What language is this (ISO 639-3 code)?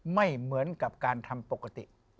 tha